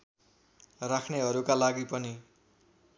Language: Nepali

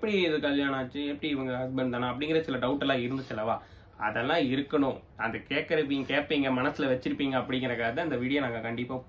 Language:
Thai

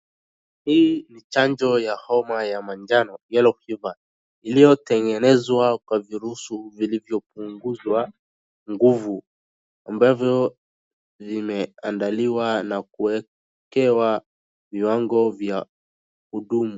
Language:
Swahili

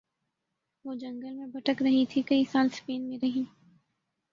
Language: Urdu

